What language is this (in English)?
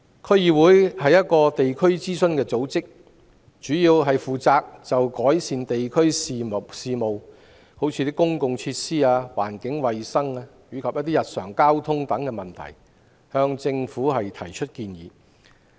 Cantonese